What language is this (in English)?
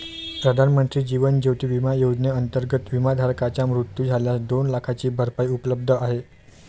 Marathi